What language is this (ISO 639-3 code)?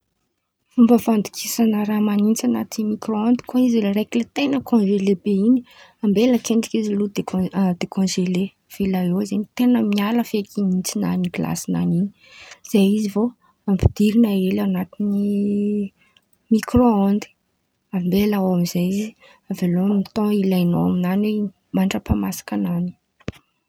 xmv